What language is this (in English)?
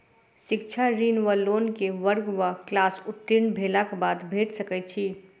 Maithili